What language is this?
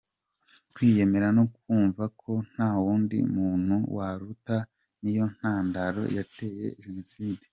Kinyarwanda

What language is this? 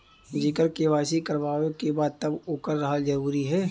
Bhojpuri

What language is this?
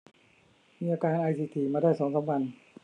Thai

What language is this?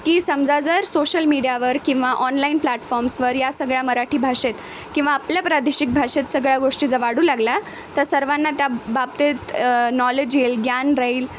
Marathi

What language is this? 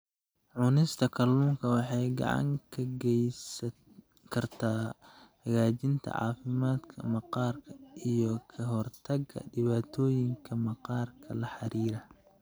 Somali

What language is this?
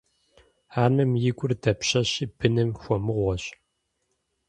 Kabardian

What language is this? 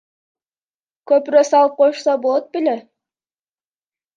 Kyrgyz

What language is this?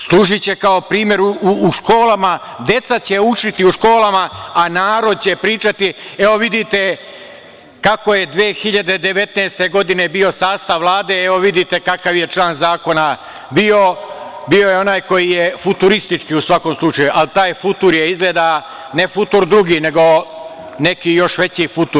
Serbian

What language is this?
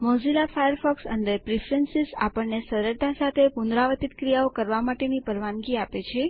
Gujarati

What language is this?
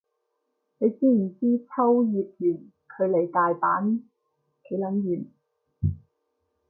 Cantonese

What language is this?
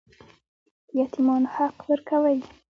Pashto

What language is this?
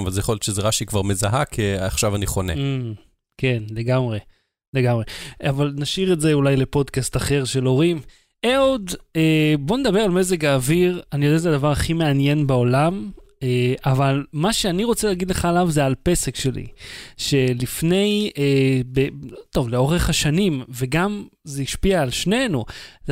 Hebrew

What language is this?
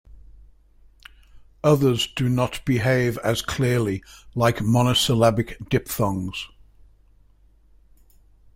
English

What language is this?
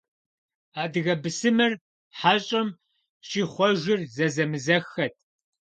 Kabardian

